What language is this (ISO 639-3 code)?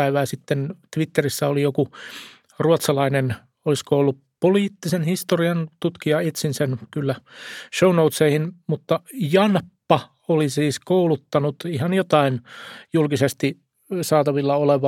fin